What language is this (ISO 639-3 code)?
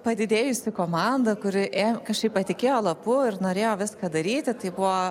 lit